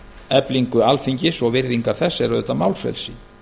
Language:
Icelandic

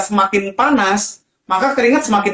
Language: Indonesian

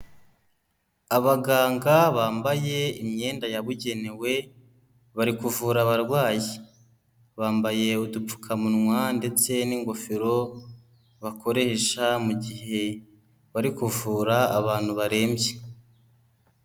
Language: Kinyarwanda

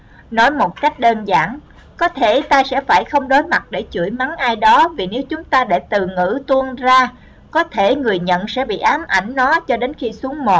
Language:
Vietnamese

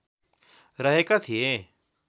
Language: Nepali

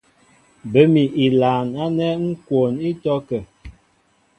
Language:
Mbo (Cameroon)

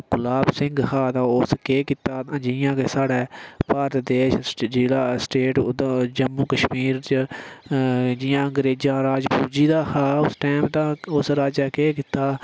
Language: Dogri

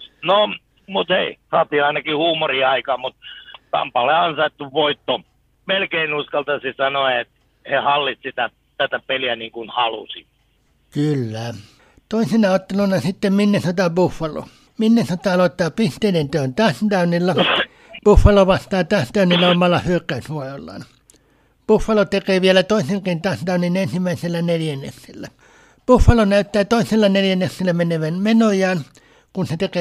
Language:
Finnish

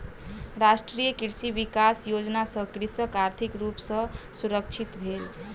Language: Maithili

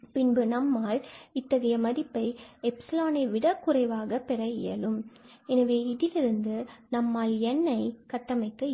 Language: Tamil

